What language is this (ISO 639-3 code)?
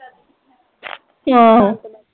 pan